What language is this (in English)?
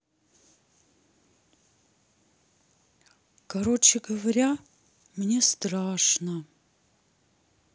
Russian